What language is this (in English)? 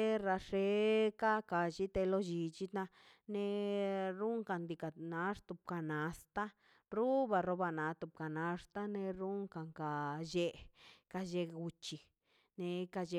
Mazaltepec Zapotec